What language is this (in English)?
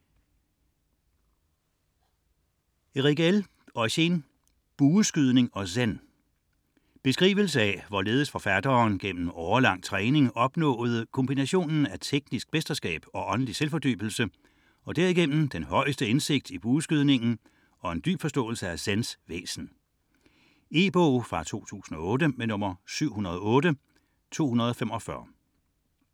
Danish